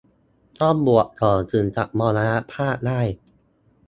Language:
Thai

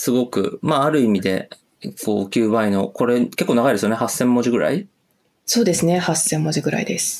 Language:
Japanese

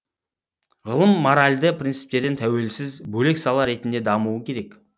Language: Kazakh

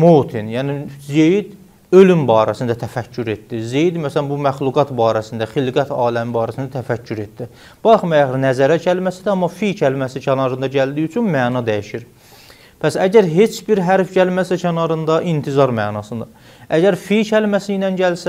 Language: Turkish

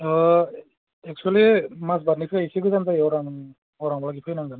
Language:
Bodo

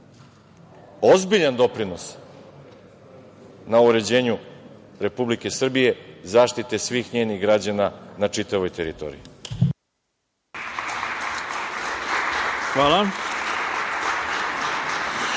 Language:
Serbian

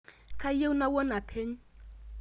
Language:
Masai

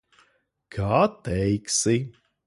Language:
Latvian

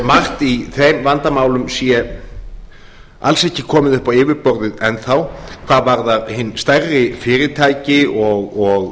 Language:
Icelandic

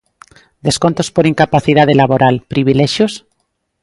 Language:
Galician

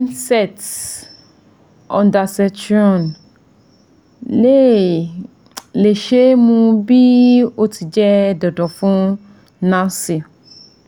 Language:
Yoruba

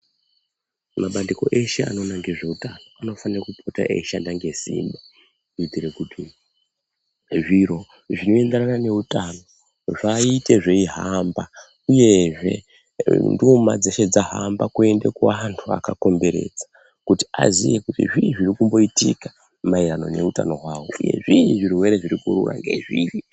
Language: Ndau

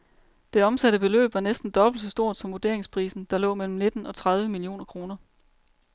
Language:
Danish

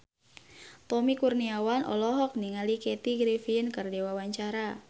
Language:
Sundanese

